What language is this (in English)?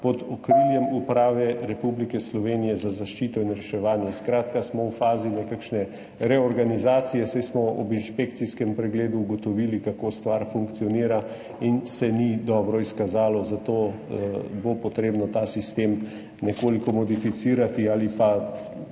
Slovenian